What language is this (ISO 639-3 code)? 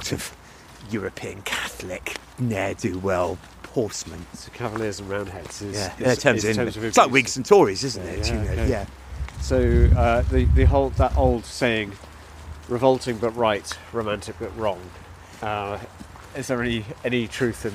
eng